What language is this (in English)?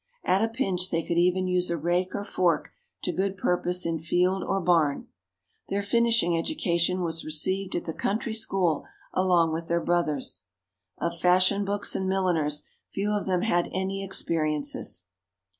English